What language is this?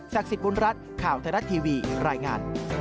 Thai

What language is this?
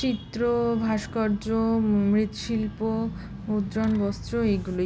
Bangla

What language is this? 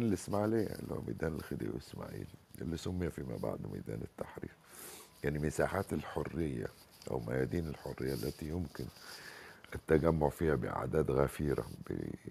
Arabic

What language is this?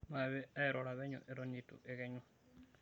Masai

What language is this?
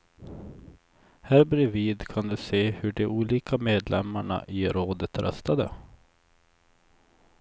Swedish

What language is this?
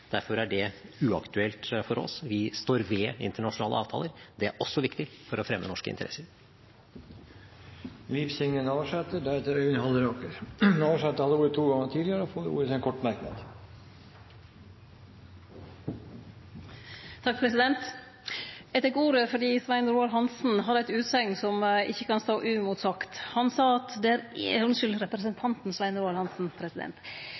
Norwegian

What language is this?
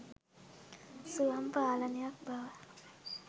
Sinhala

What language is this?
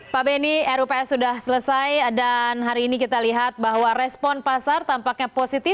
Indonesian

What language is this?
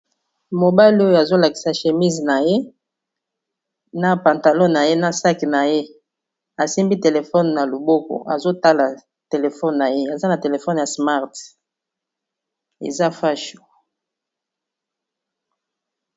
Lingala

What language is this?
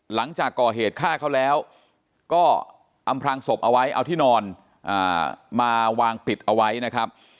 Thai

